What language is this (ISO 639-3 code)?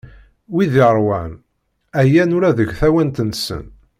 kab